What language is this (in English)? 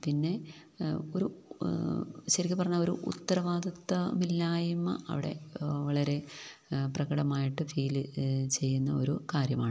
Malayalam